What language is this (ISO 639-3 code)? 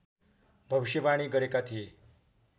nep